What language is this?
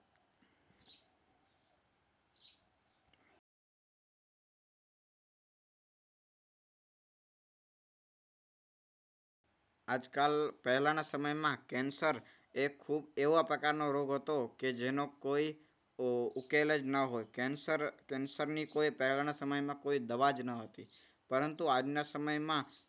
Gujarati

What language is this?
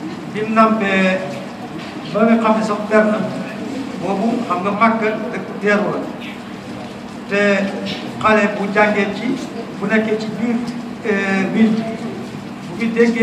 Arabic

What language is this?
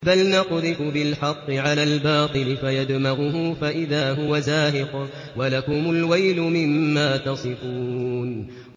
Arabic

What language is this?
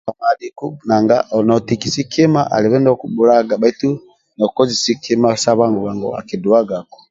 Amba (Uganda)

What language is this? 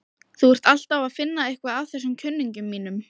Icelandic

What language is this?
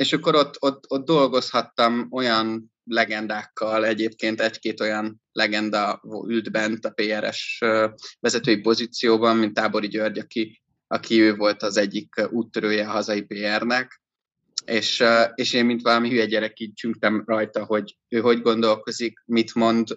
Hungarian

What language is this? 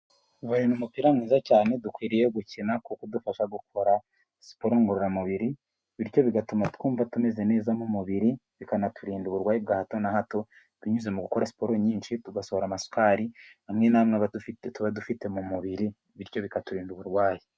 Kinyarwanda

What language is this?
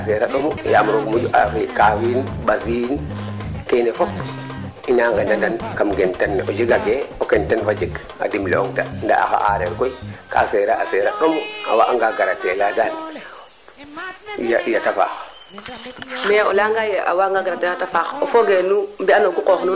Serer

